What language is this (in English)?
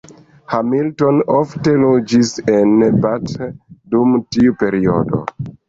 Esperanto